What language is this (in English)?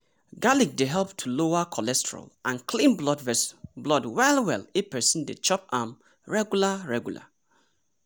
Nigerian Pidgin